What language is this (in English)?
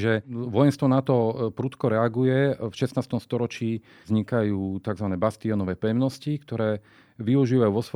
Slovak